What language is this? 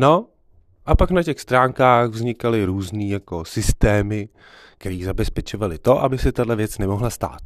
Czech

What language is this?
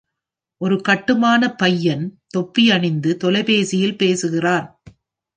Tamil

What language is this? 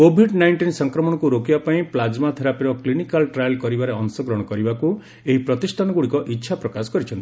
Odia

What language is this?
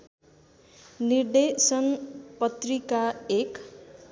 Nepali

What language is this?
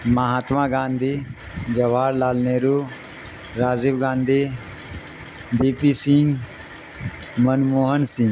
Urdu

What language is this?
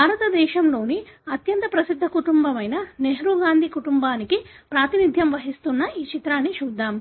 Telugu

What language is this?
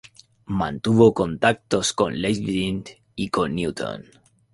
Spanish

